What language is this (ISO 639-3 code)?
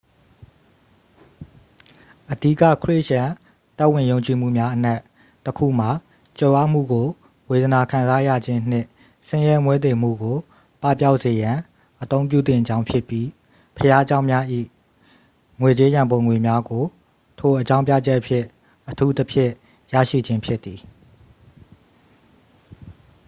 mya